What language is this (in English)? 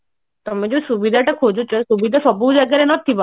Odia